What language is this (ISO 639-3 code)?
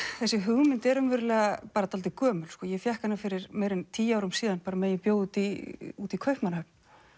isl